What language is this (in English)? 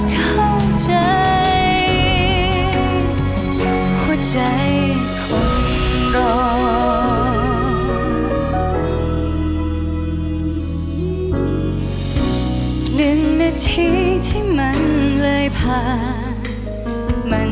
Thai